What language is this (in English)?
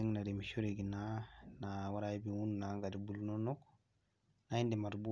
Masai